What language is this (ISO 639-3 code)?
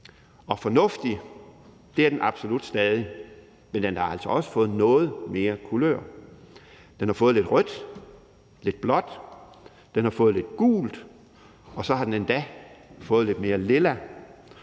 dan